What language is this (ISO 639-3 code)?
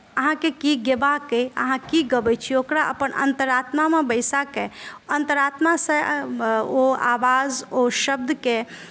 mai